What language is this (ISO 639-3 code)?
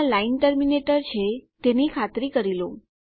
guj